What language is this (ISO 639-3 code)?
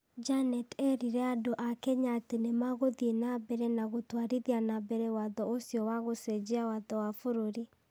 kik